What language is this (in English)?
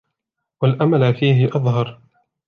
Arabic